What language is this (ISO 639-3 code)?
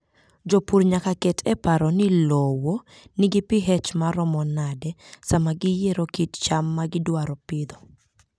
luo